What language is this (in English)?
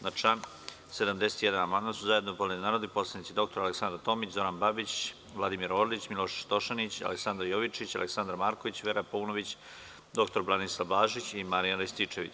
Serbian